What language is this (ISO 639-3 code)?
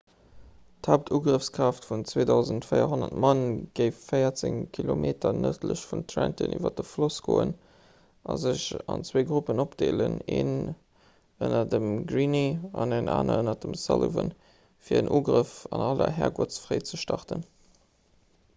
ltz